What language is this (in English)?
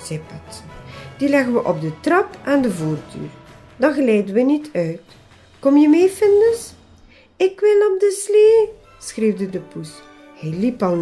Dutch